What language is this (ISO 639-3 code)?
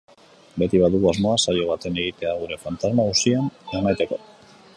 eus